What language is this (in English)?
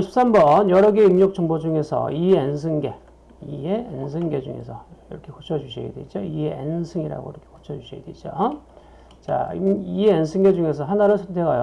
Korean